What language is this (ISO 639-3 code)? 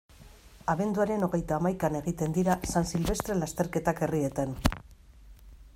eus